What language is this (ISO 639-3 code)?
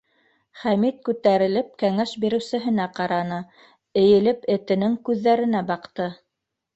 bak